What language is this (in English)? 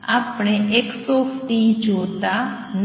Gujarati